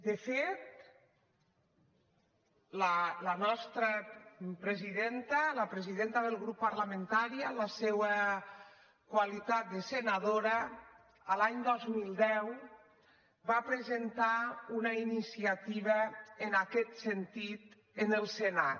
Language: Catalan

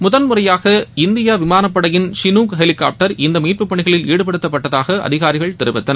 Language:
Tamil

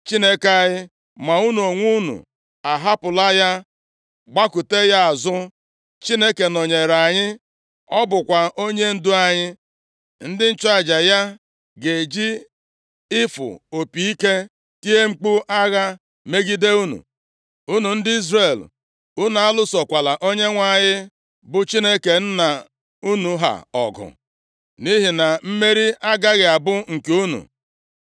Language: Igbo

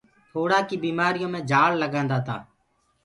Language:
Gurgula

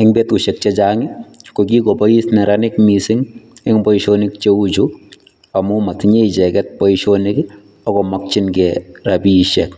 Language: Kalenjin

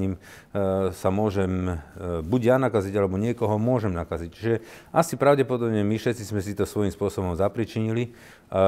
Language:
Slovak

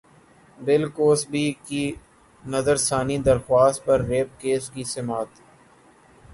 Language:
Urdu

